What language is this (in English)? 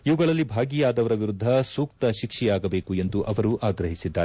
Kannada